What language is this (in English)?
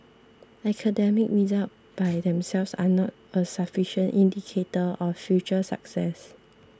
English